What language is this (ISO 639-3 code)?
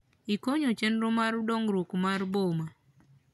luo